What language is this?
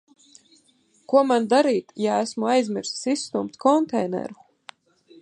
Latvian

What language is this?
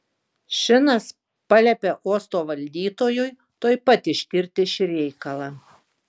Lithuanian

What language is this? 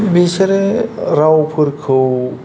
Bodo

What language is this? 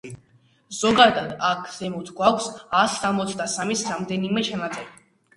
Georgian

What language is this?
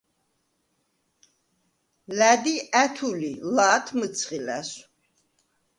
Svan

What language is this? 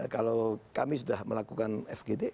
Indonesian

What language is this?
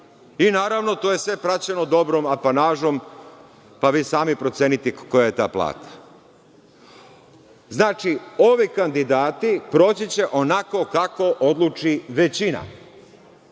Serbian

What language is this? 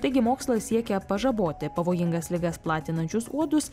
Lithuanian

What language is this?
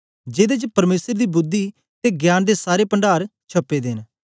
Dogri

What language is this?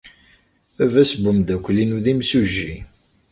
Kabyle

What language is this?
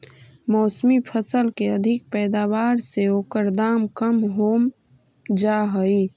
Magahi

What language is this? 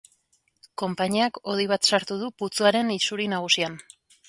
Basque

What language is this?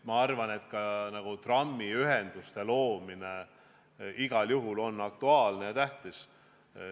Estonian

